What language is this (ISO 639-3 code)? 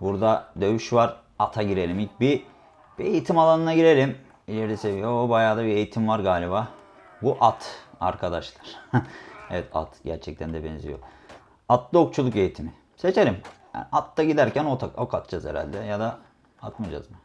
tur